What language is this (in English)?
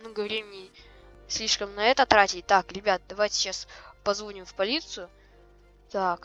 Russian